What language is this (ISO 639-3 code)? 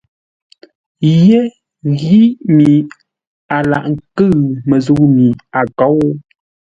nla